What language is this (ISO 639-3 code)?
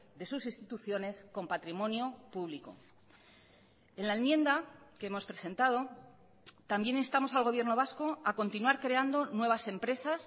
spa